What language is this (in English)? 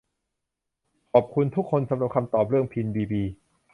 Thai